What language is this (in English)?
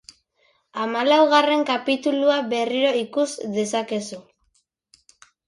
Basque